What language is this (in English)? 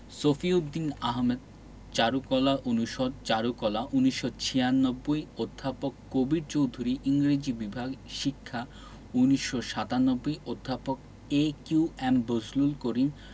Bangla